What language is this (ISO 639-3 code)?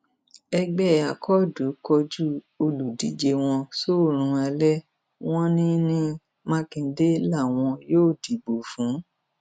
yor